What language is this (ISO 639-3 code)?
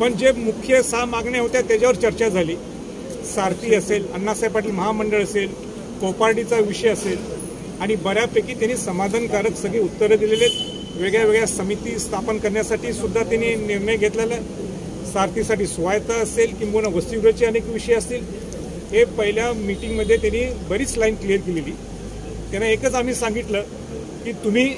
mar